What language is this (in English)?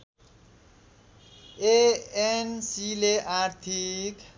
Nepali